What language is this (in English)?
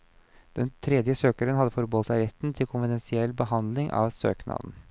Norwegian